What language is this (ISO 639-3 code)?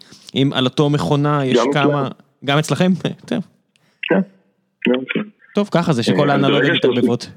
heb